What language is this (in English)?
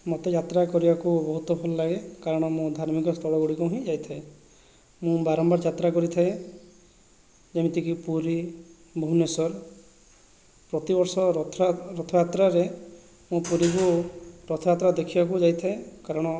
Odia